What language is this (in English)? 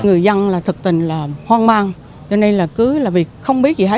Vietnamese